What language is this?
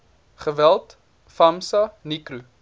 Afrikaans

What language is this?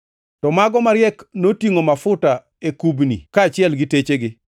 Luo (Kenya and Tanzania)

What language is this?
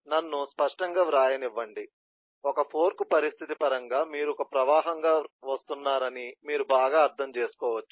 Telugu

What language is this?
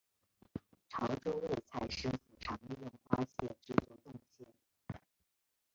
Chinese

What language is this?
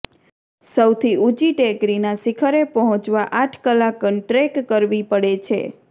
Gujarati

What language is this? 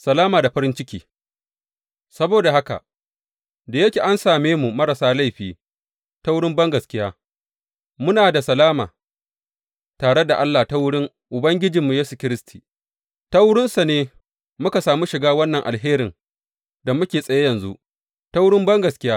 Hausa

